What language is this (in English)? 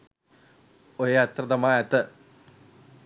Sinhala